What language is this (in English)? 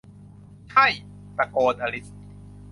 Thai